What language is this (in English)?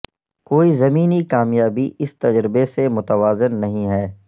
Urdu